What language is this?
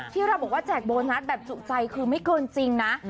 Thai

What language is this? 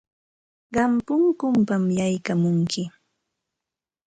Santa Ana de Tusi Pasco Quechua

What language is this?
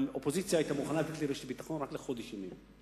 Hebrew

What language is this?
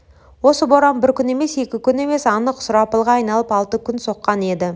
Kazakh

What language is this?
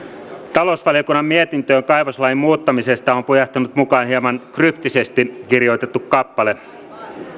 Finnish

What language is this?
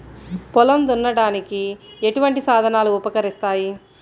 Telugu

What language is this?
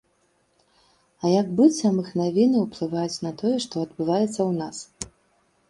Belarusian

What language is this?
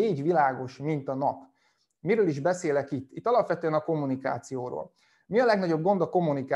Hungarian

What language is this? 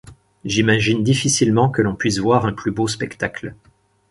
French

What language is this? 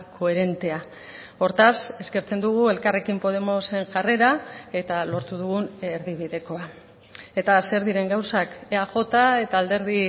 Basque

